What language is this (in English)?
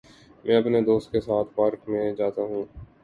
Urdu